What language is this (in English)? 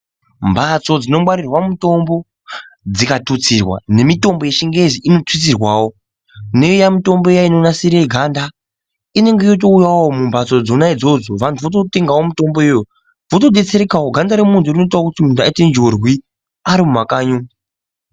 Ndau